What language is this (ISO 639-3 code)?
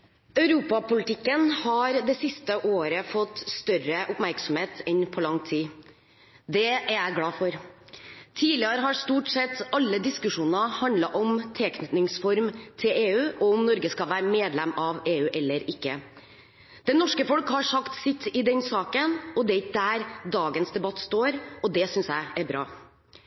nor